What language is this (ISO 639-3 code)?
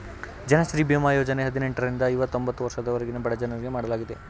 kan